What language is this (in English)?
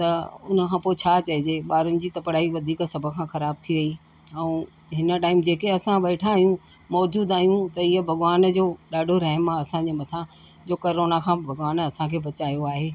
Sindhi